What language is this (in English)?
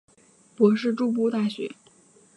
Chinese